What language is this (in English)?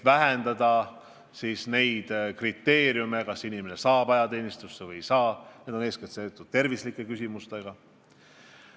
Estonian